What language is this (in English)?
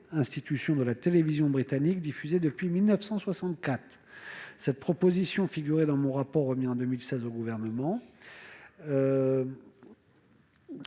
French